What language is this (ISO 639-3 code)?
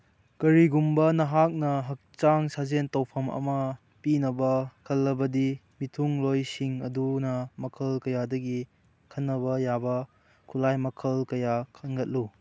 mni